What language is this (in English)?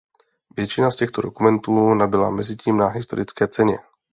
Czech